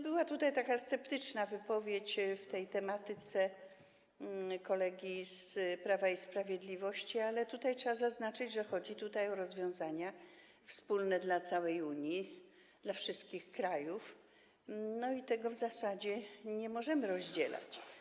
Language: Polish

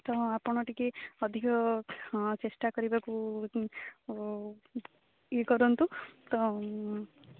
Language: Odia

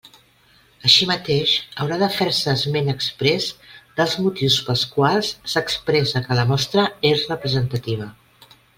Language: Catalan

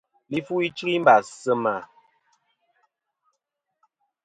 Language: Kom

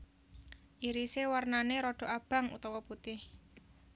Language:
Javanese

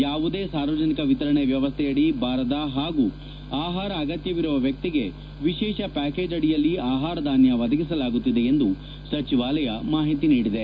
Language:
Kannada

